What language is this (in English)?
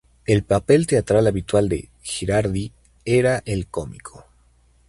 Spanish